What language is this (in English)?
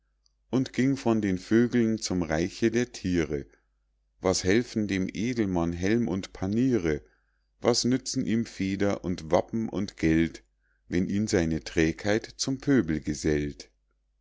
German